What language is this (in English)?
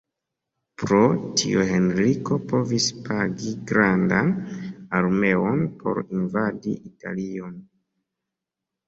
Esperanto